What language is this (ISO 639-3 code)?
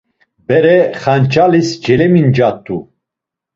lzz